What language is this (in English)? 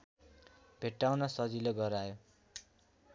Nepali